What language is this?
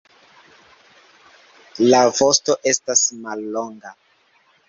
Esperanto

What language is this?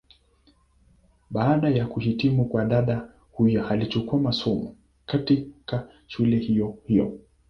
Swahili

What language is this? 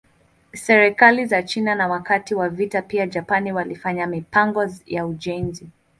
Swahili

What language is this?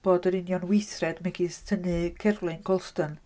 Welsh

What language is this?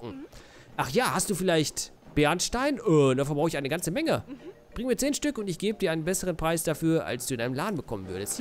German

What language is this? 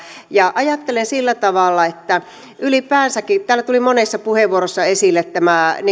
Finnish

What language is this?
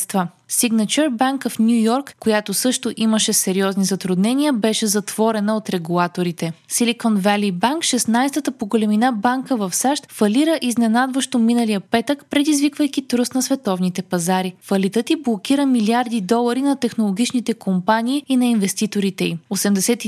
Bulgarian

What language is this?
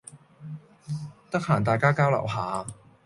Cantonese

